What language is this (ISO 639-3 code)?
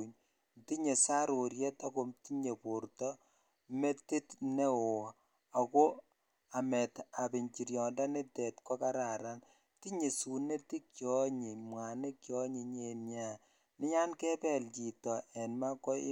kln